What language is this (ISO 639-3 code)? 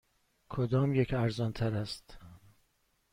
fas